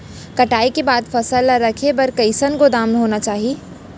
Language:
Chhattisgarhi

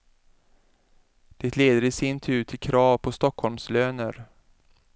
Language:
Swedish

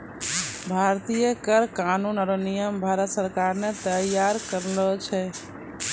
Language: Maithili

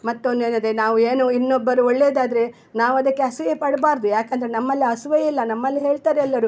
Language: Kannada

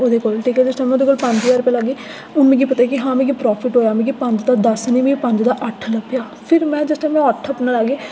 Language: Dogri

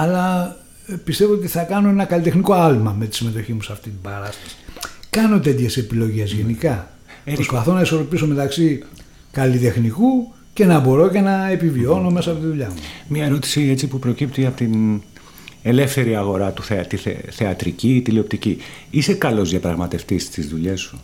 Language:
Greek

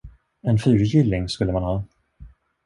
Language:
Swedish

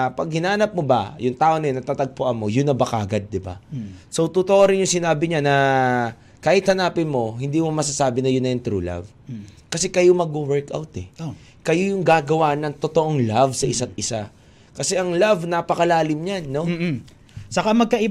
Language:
Filipino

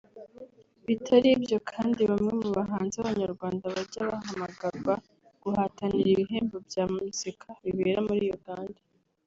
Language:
Kinyarwanda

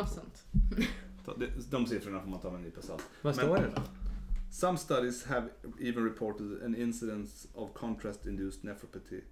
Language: Swedish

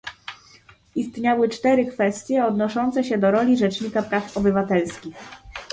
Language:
Polish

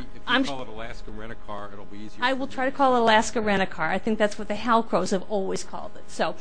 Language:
English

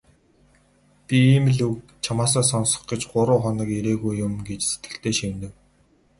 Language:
Mongolian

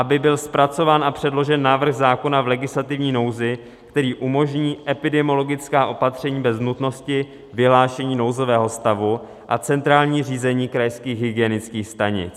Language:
Czech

